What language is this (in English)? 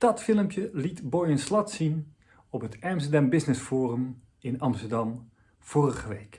Dutch